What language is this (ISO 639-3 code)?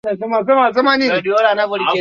swa